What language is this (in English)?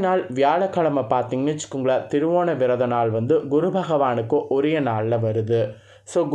Tamil